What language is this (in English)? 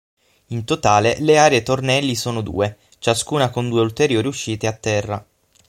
Italian